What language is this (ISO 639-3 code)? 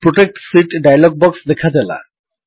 ori